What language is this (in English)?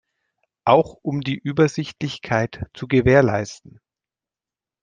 German